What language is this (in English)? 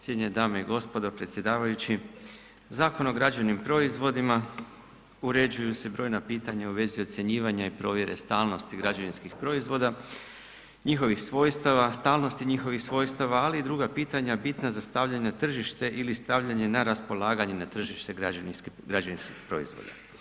Croatian